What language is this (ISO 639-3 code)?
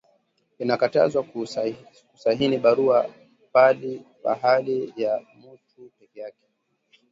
swa